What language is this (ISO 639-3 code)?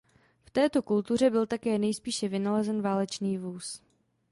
ces